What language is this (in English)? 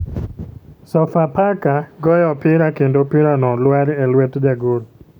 Luo (Kenya and Tanzania)